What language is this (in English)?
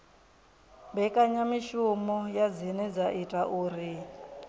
Venda